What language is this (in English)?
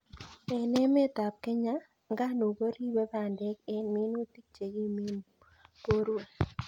Kalenjin